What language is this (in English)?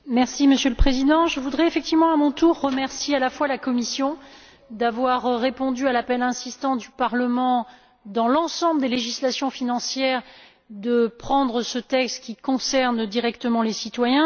French